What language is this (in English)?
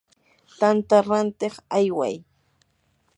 Yanahuanca Pasco Quechua